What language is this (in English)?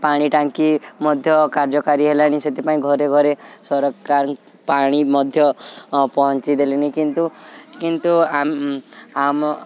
Odia